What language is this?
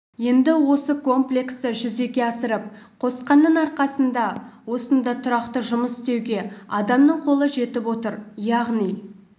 Kazakh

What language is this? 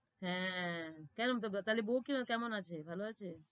Bangla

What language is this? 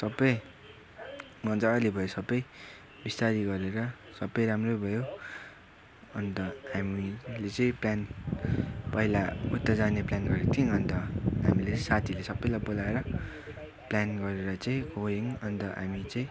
Nepali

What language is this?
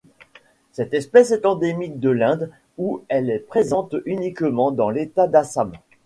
French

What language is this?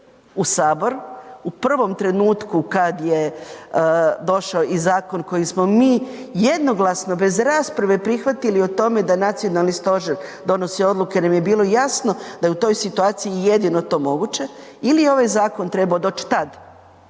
Croatian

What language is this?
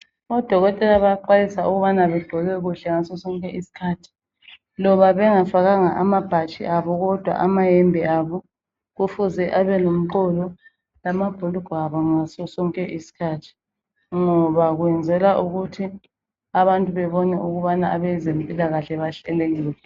North Ndebele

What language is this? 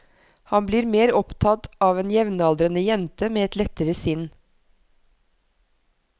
Norwegian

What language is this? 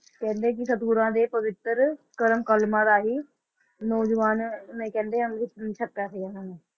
Punjabi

